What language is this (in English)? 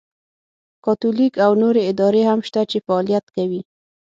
Pashto